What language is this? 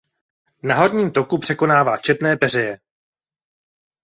Czech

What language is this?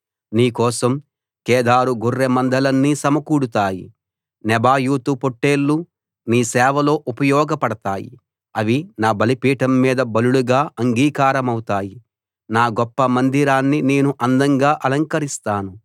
Telugu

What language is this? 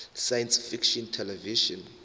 South Ndebele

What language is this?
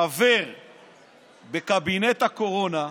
Hebrew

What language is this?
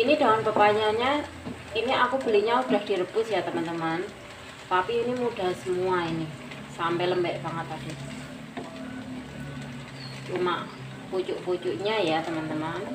Indonesian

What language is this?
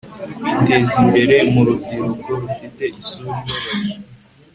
Kinyarwanda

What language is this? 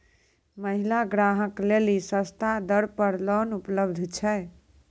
Maithili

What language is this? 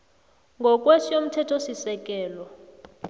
South Ndebele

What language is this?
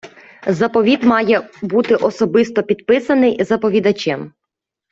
Ukrainian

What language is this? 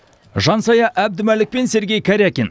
Kazakh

